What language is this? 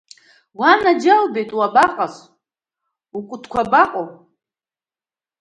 Abkhazian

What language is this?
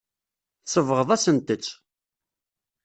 Kabyle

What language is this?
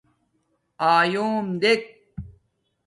Domaaki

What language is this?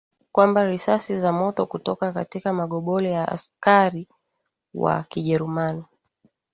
Swahili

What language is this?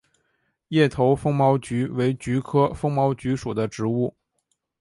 Chinese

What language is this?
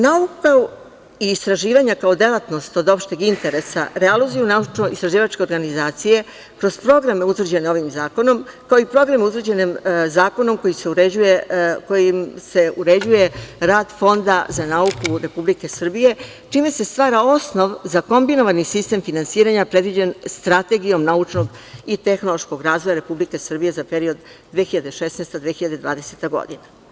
Serbian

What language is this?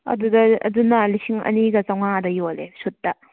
Manipuri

